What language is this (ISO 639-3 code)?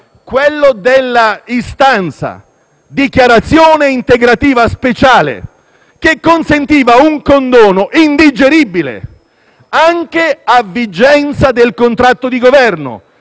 ita